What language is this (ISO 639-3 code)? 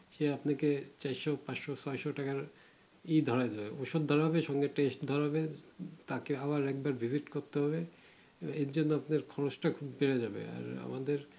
ben